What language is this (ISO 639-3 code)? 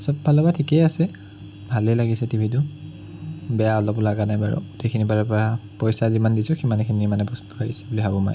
asm